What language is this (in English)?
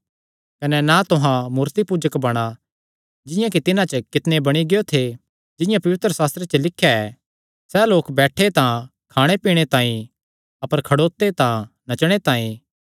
Kangri